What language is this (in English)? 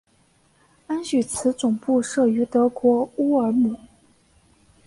Chinese